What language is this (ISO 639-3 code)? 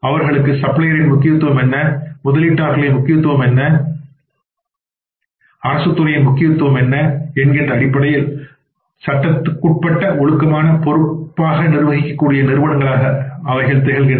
tam